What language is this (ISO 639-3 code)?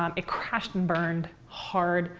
eng